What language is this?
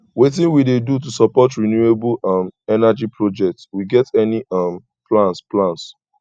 Nigerian Pidgin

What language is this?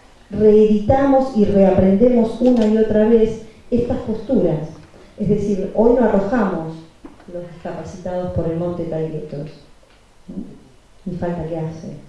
Spanish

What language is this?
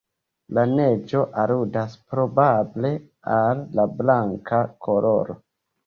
Esperanto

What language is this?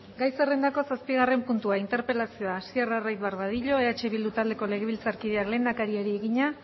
Basque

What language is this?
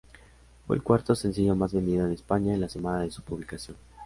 Spanish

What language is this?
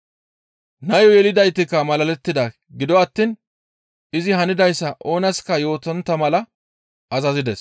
Gamo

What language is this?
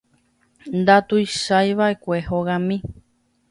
Guarani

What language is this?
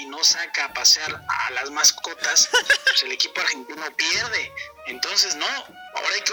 Spanish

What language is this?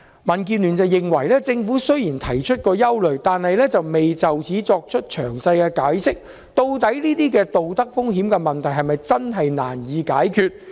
Cantonese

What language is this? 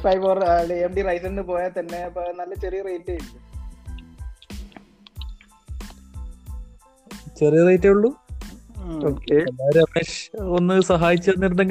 Malayalam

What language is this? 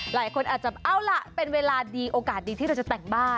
Thai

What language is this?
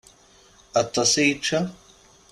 Kabyle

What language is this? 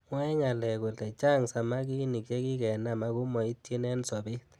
Kalenjin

